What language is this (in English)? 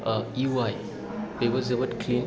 Bodo